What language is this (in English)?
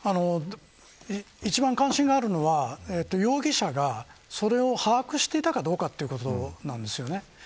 Japanese